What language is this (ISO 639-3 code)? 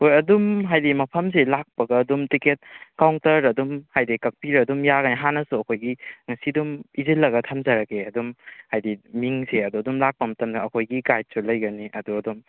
mni